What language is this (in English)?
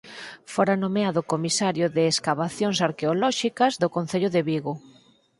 Galician